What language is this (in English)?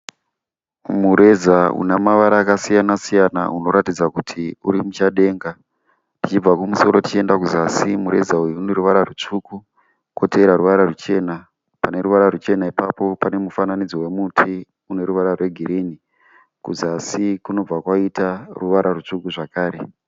Shona